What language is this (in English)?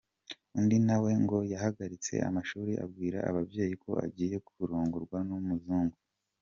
Kinyarwanda